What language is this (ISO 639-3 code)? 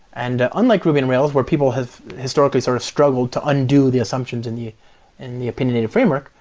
eng